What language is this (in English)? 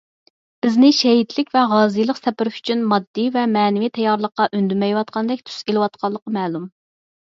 Uyghur